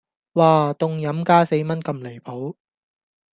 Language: Cantonese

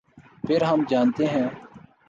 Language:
Urdu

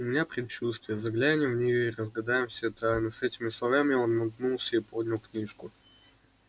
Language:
Russian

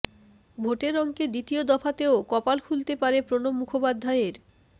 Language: Bangla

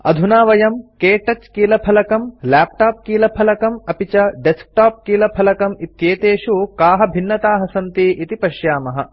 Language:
Sanskrit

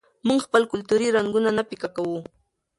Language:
Pashto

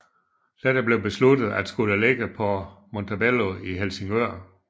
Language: Danish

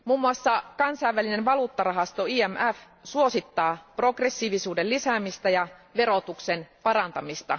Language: Finnish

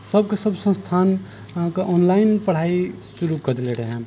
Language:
Maithili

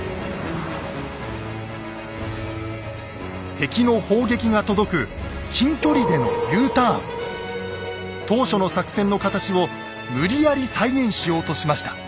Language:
Japanese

